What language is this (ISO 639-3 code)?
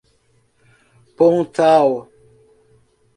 por